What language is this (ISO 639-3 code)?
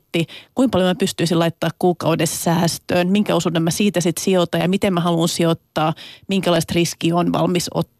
fin